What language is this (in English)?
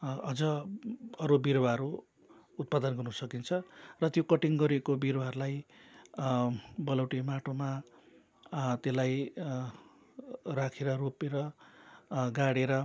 Nepali